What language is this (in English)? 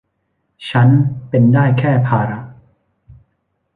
Thai